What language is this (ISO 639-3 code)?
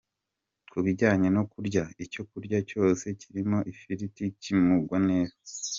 kin